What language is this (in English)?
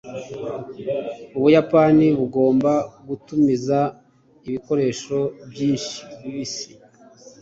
Kinyarwanda